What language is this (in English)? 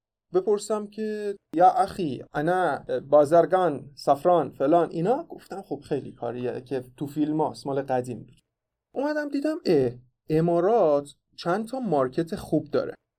Persian